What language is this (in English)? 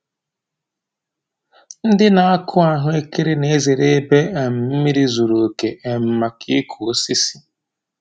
Igbo